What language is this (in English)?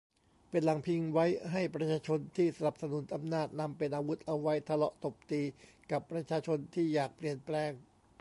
Thai